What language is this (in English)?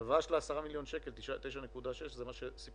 Hebrew